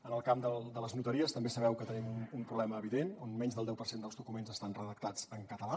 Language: Catalan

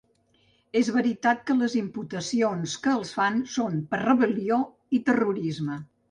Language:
Catalan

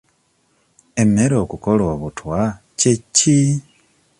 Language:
Ganda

